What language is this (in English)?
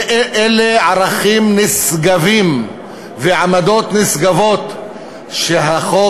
Hebrew